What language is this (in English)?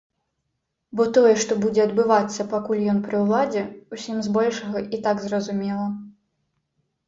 Belarusian